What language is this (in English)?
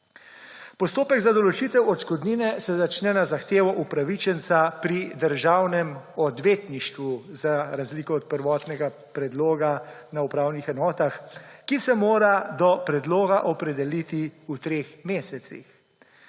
Slovenian